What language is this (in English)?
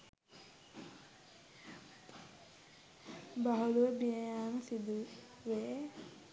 Sinhala